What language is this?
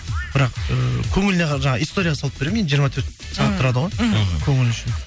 Kazakh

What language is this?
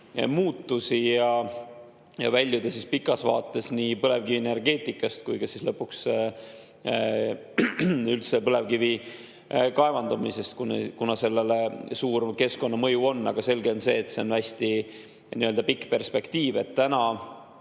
Estonian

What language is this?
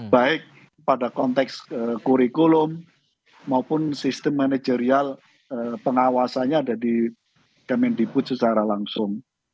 Indonesian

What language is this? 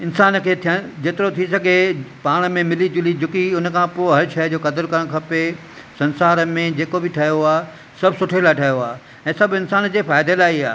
Sindhi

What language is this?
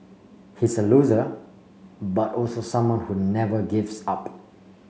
English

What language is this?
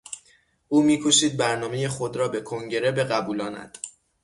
Persian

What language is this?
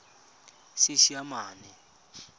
Tswana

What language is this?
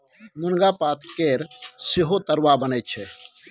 Maithili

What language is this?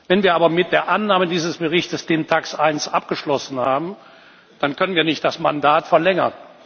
German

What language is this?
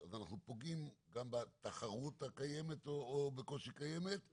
Hebrew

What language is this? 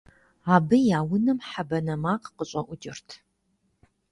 Kabardian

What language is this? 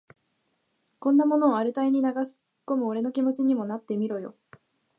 Japanese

